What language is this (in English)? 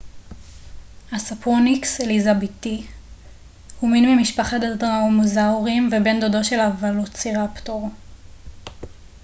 Hebrew